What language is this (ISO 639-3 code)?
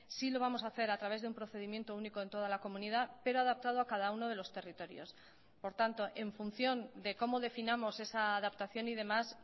spa